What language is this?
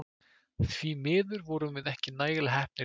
Icelandic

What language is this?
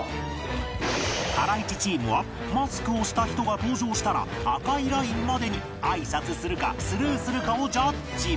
Japanese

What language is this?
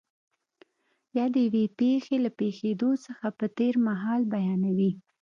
Pashto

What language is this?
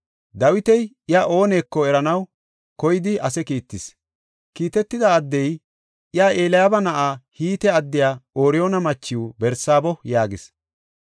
Gofa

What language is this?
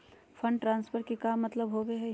Magahi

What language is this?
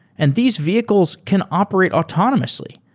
English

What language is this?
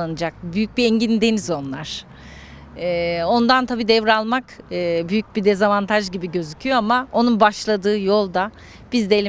Turkish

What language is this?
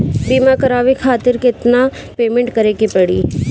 Bhojpuri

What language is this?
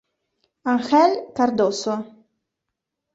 Italian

